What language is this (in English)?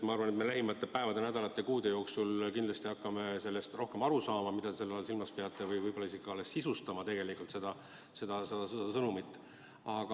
Estonian